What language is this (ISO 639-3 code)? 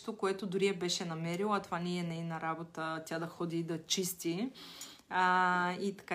bul